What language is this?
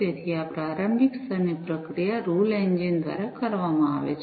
Gujarati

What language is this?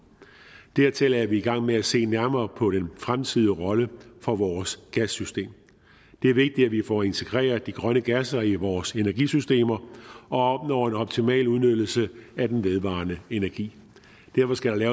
Danish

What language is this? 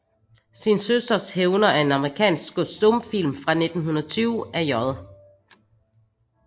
Danish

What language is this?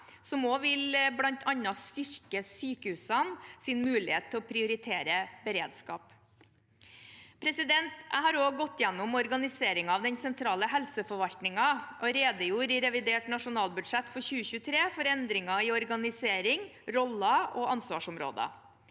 Norwegian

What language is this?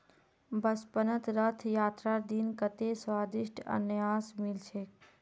Magahi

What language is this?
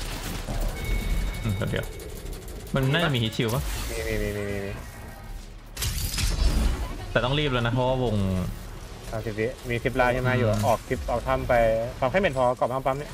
Thai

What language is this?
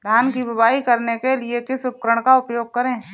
Hindi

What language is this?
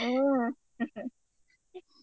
Kannada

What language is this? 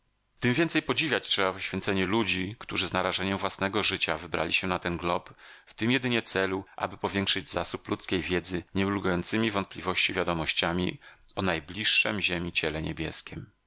Polish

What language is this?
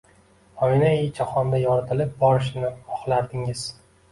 Uzbek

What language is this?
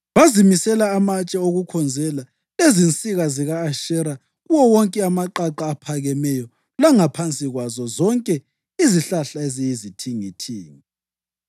North Ndebele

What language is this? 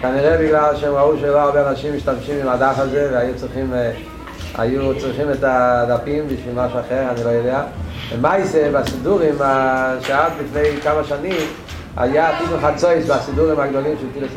Hebrew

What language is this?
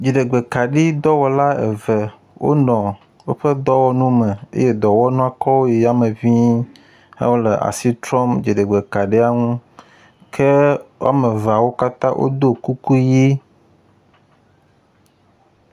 Ewe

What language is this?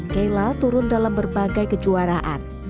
Indonesian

